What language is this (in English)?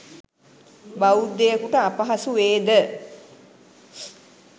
Sinhala